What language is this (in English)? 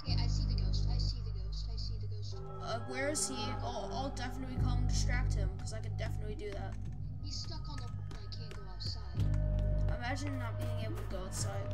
English